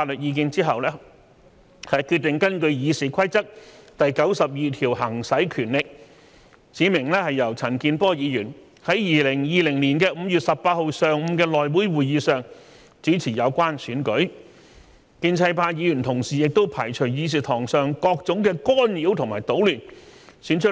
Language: Cantonese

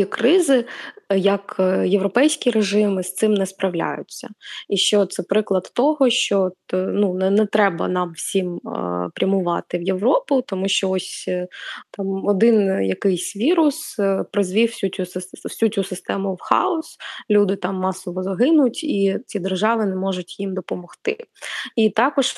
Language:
Ukrainian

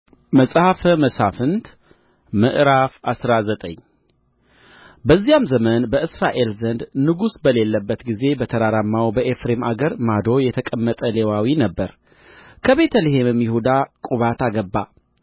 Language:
Amharic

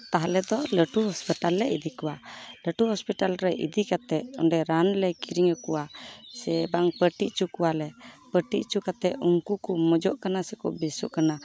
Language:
Santali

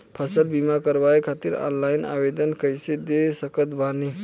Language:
Bhojpuri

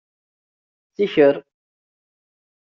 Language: Kabyle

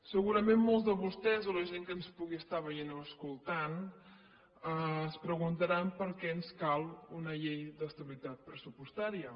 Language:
Catalan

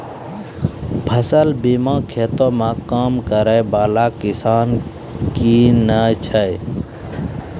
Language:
Maithili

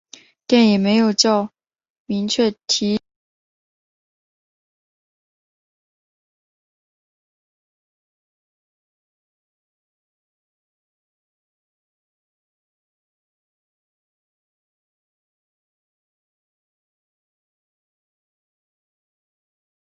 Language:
Chinese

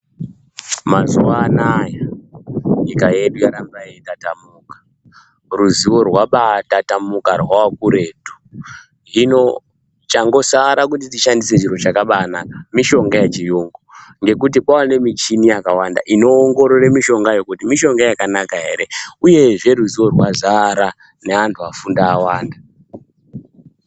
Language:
Ndau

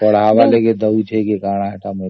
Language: Odia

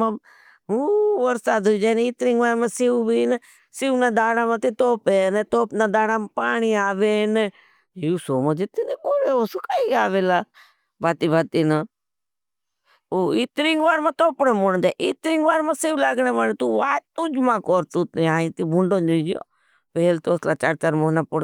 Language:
Bhili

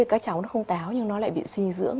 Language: Vietnamese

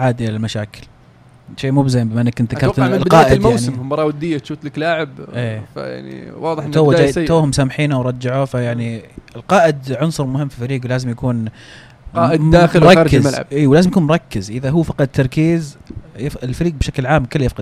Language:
Arabic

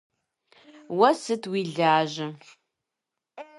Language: Kabardian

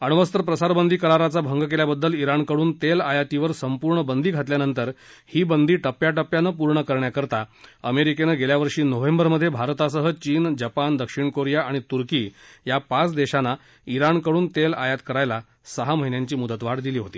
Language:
Marathi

